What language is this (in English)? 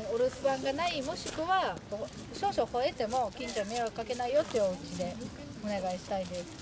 Japanese